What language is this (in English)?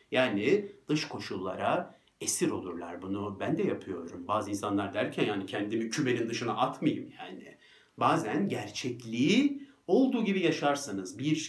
Turkish